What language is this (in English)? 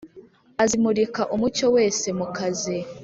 Kinyarwanda